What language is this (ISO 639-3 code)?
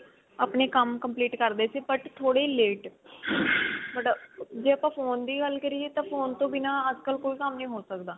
pan